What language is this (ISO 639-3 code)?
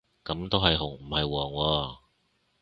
yue